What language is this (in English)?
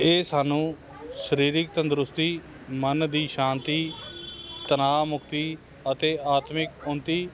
Punjabi